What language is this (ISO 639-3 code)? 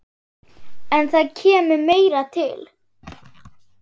isl